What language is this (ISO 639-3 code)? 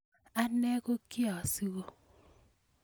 kln